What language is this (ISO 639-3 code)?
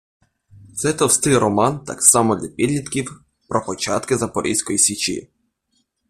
ukr